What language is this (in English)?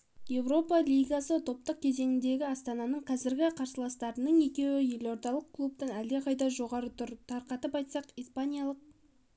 Kazakh